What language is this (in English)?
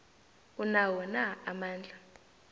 South Ndebele